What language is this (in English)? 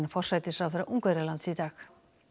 Icelandic